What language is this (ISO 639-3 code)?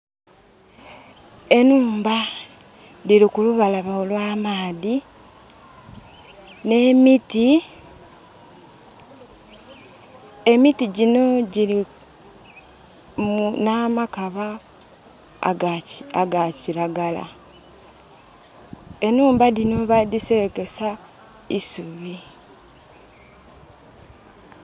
xog